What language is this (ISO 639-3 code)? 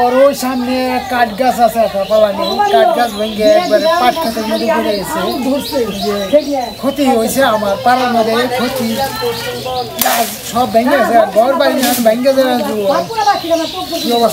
ron